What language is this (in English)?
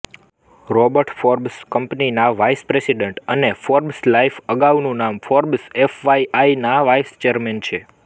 Gujarati